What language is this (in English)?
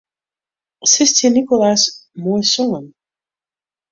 Western Frisian